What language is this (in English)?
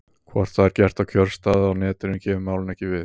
Icelandic